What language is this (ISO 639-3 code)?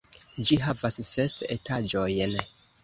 epo